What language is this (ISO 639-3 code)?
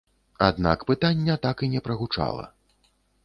bel